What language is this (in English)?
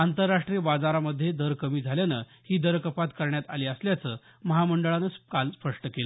Marathi